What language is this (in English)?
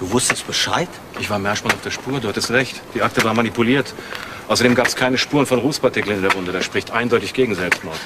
German